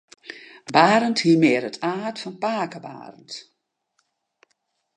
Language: Western Frisian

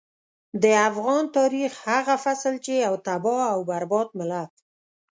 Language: Pashto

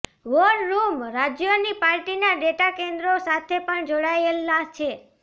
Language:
Gujarati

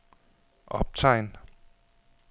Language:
Danish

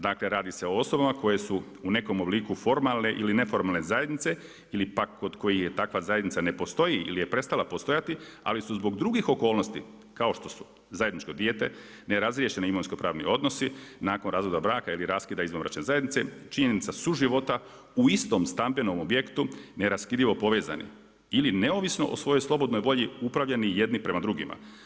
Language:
Croatian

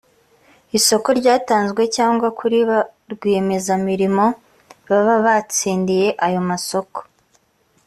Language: Kinyarwanda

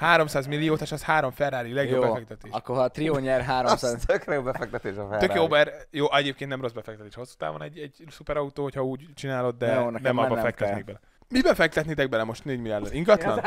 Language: Hungarian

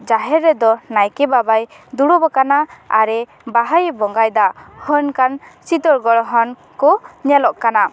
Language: Santali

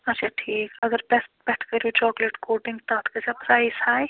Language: Kashmiri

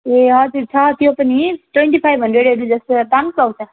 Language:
Nepali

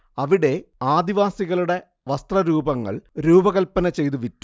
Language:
Malayalam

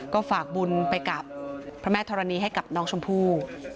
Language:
Thai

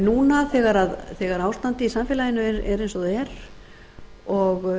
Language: Icelandic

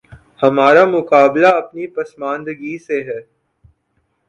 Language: Urdu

